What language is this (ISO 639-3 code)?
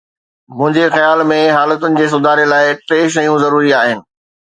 snd